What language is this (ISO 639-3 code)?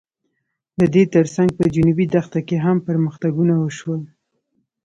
pus